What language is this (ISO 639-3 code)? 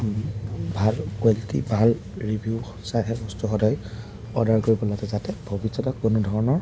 asm